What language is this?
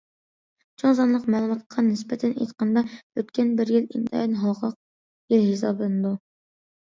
Uyghur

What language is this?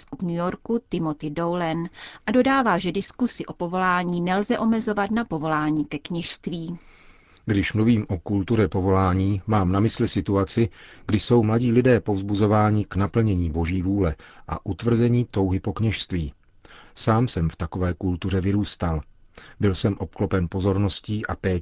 Czech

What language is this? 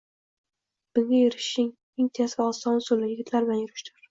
Uzbek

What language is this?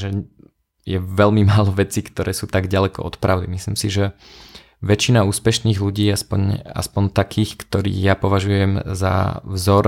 Slovak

